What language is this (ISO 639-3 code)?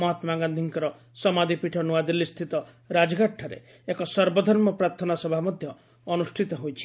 ori